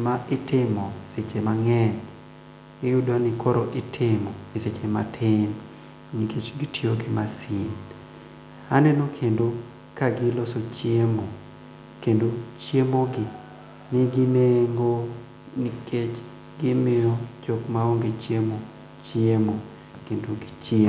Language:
Luo (Kenya and Tanzania)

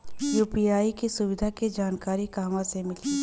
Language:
Bhojpuri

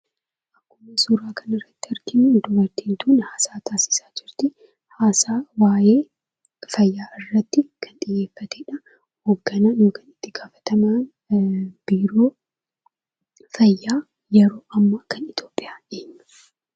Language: Oromo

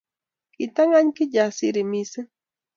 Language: Kalenjin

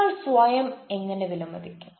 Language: Malayalam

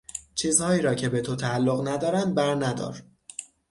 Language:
Persian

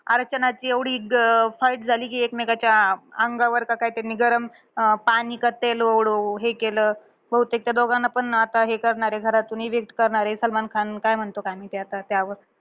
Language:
Marathi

